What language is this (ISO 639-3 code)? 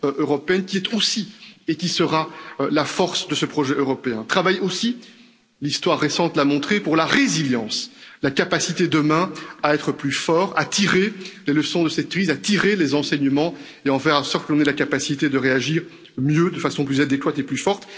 fra